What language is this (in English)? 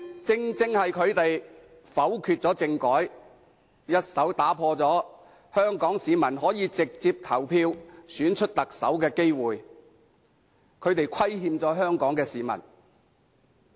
Cantonese